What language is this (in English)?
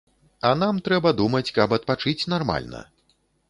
Belarusian